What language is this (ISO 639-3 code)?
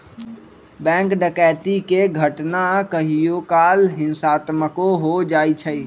mag